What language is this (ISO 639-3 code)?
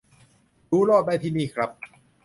tha